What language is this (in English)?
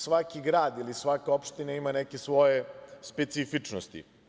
Serbian